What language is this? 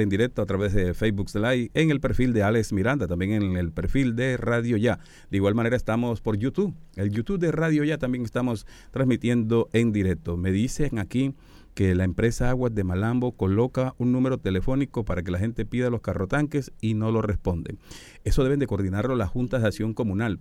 Spanish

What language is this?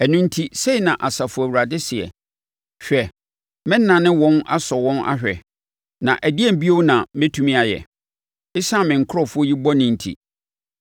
Akan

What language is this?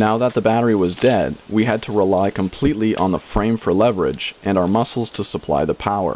English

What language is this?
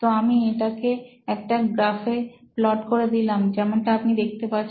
Bangla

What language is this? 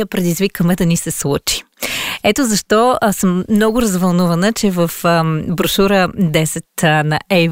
Bulgarian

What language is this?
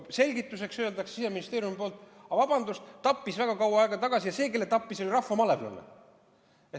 Estonian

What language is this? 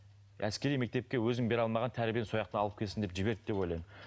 Kazakh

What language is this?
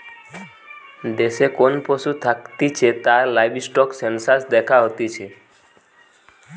Bangla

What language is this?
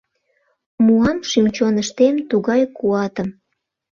Mari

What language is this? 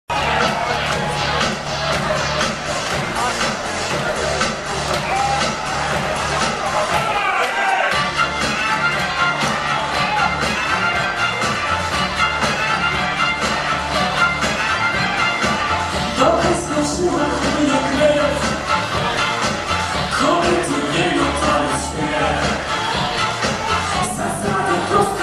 Romanian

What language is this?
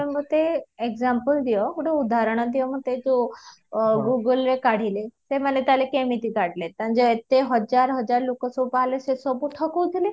Odia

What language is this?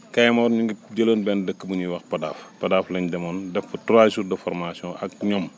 Wolof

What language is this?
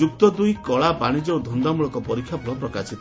Odia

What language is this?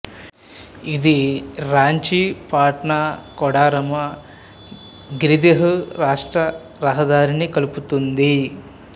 Telugu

